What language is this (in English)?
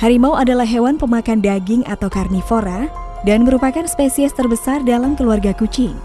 Indonesian